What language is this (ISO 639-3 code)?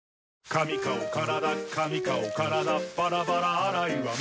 jpn